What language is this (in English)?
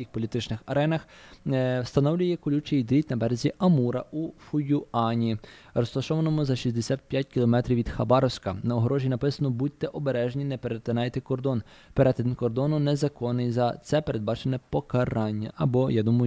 Ukrainian